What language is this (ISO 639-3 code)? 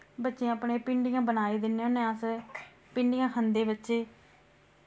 doi